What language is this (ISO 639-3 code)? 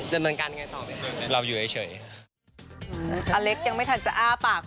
tha